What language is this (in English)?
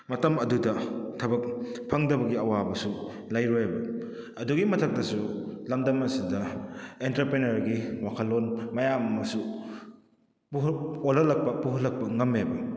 Manipuri